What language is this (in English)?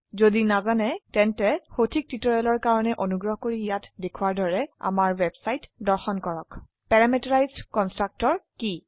Assamese